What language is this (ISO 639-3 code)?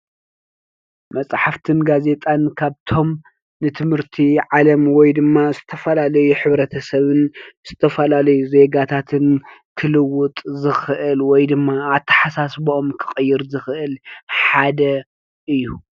tir